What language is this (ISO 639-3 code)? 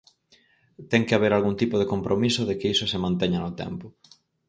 glg